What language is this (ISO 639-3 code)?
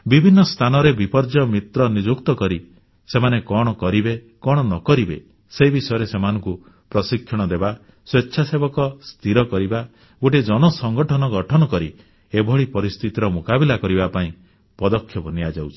ori